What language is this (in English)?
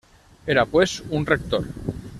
Spanish